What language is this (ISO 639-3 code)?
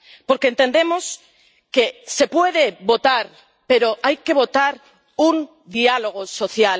spa